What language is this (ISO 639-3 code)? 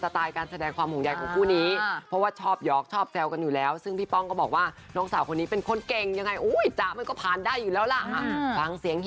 tha